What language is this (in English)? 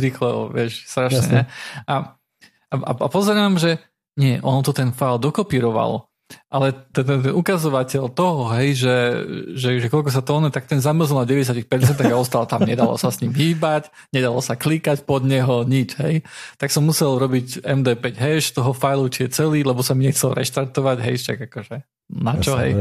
Slovak